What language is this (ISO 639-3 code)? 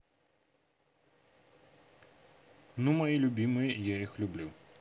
rus